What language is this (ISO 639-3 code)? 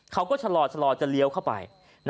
tha